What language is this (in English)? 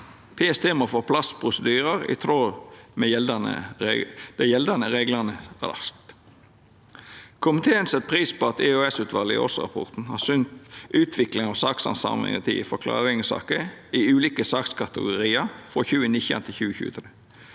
Norwegian